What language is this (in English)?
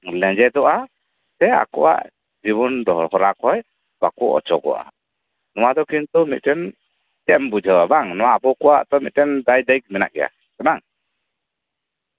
Santali